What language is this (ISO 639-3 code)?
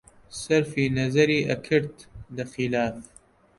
ckb